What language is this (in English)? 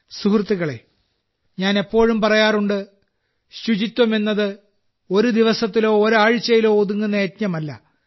Malayalam